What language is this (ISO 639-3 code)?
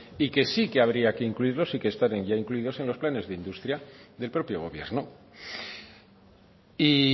spa